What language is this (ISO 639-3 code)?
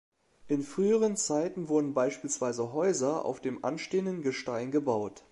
deu